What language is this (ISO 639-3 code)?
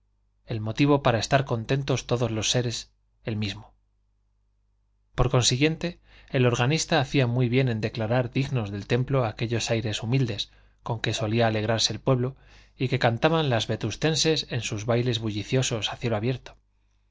spa